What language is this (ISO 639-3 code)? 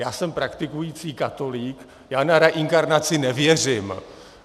ces